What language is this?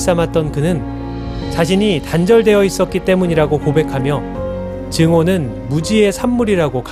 Korean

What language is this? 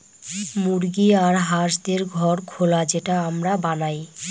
Bangla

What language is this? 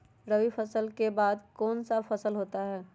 Magahi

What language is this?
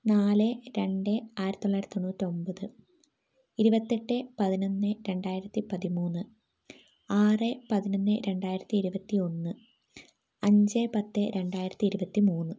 Malayalam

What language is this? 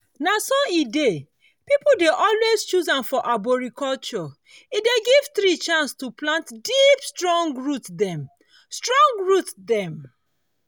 Nigerian Pidgin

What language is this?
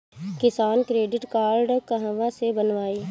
Bhojpuri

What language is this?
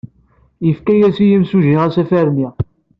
Kabyle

